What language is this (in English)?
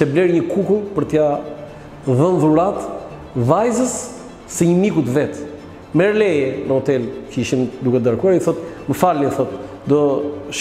Romanian